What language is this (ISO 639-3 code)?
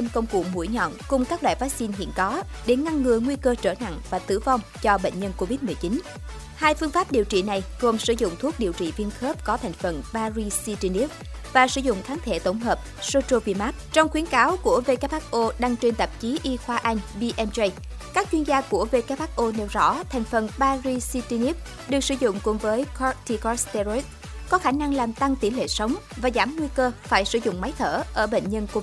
vie